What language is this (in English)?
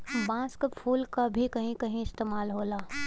Bhojpuri